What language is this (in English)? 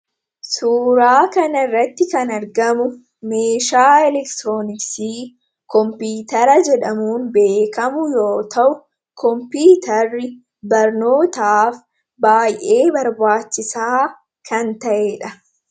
Oromo